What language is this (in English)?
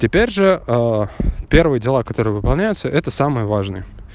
Russian